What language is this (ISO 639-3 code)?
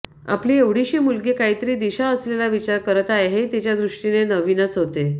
mar